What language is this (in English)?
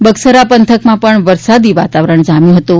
Gujarati